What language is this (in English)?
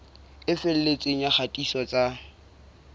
Southern Sotho